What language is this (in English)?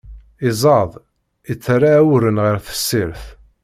Kabyle